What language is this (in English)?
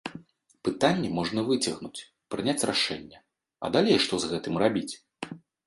Belarusian